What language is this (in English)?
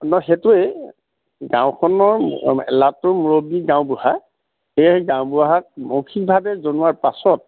Assamese